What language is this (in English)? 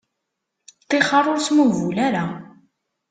Kabyle